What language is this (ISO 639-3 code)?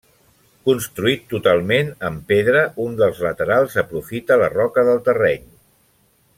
cat